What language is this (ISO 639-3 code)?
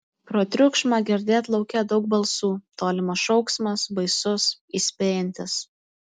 lit